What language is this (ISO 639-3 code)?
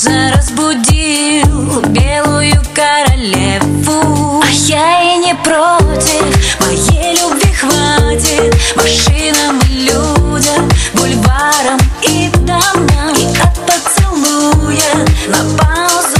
rus